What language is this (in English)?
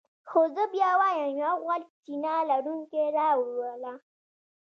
Pashto